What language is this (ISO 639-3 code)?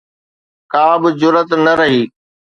snd